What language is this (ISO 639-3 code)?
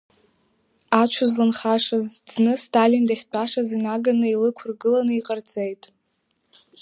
abk